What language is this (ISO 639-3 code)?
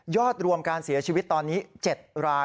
tha